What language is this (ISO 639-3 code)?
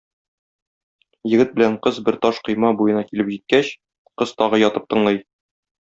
tat